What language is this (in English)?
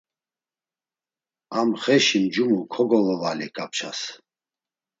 Laz